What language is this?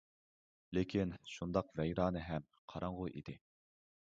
Uyghur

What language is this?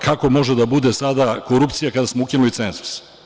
Serbian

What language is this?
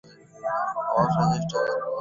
Bangla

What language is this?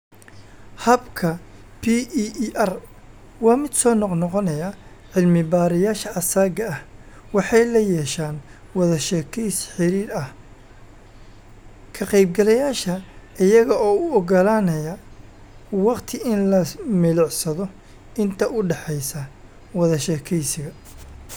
Somali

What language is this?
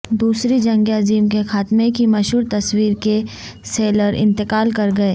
Urdu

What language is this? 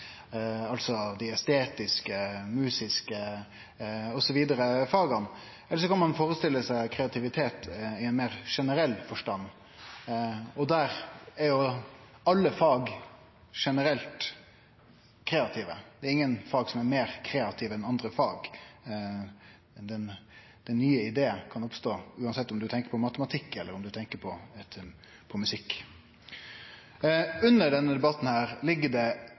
Norwegian Nynorsk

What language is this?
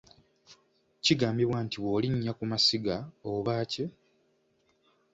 Ganda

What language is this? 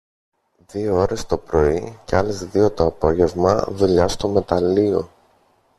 Greek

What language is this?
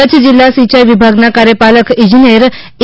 Gujarati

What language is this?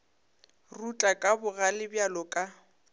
Northern Sotho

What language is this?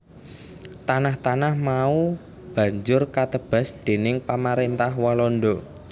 Javanese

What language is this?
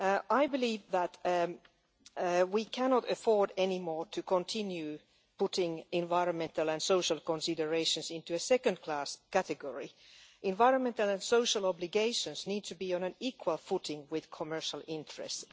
English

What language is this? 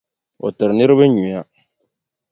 Dagbani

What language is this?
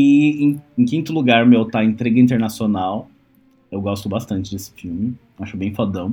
Portuguese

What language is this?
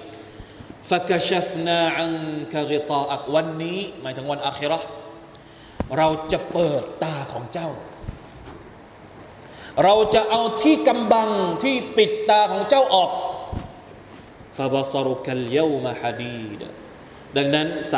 Thai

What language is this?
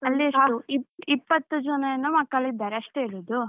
Kannada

